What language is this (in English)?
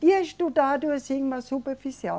Portuguese